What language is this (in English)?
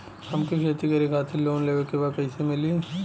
Bhojpuri